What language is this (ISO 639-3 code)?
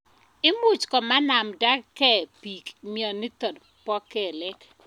kln